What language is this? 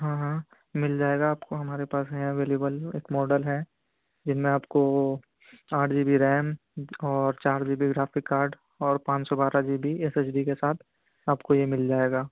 Urdu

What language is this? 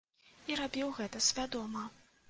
Belarusian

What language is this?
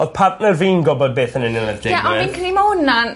Welsh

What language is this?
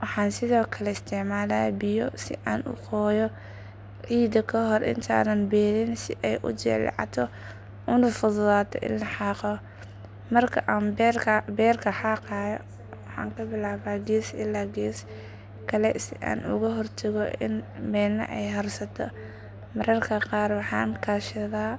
Somali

